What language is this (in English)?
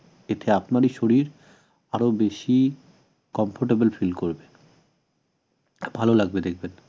Bangla